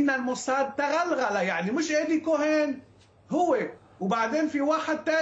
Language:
Arabic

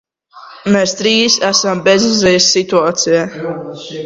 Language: Latvian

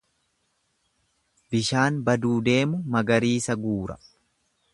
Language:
Oromo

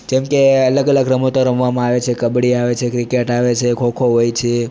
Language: Gujarati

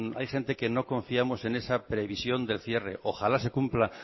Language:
Spanish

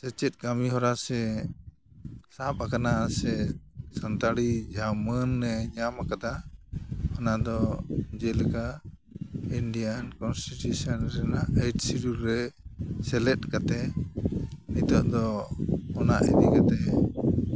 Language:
Santali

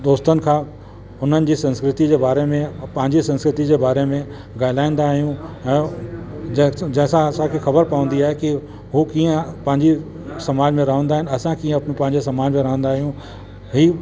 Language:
Sindhi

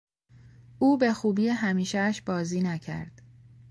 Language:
Persian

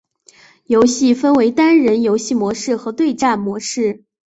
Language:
Chinese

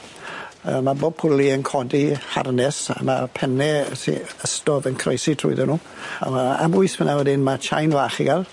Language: Welsh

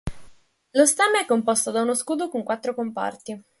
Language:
Italian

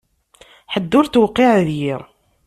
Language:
Kabyle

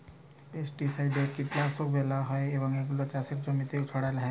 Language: Bangla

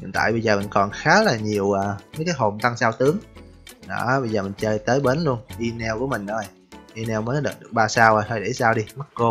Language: Vietnamese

